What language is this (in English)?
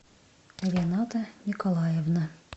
Russian